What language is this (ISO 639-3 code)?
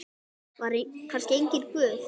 isl